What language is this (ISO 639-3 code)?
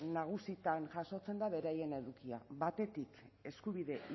eus